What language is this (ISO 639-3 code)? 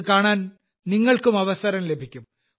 mal